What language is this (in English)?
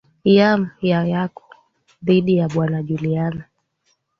Swahili